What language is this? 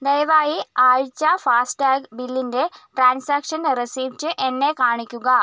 Malayalam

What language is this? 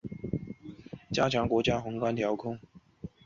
Chinese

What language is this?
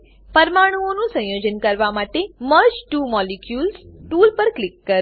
Gujarati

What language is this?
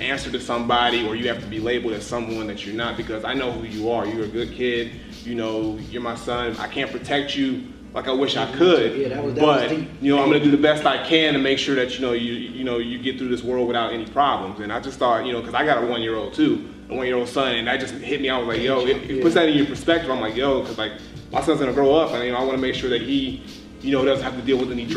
English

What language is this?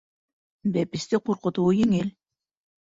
Bashkir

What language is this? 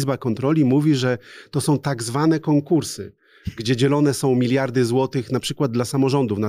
Polish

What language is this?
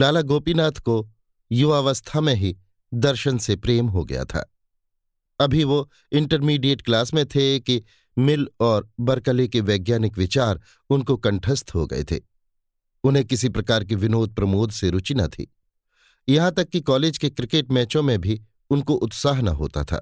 Hindi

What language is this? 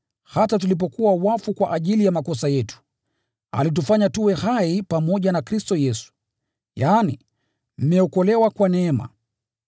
Swahili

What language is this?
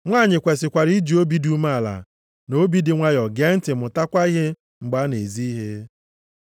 Igbo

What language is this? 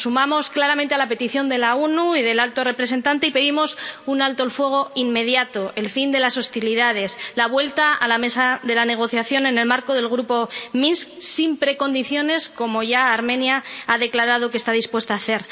Spanish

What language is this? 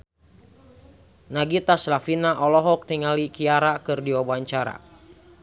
Sundanese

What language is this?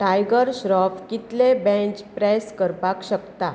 Konkani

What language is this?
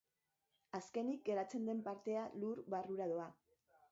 Basque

